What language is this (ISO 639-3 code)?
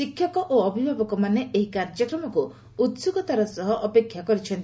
ori